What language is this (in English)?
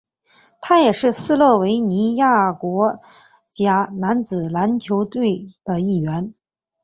Chinese